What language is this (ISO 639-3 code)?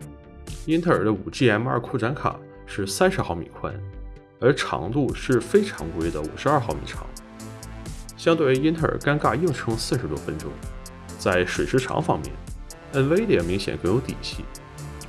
zho